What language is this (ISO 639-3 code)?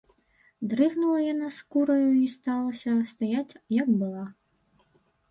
bel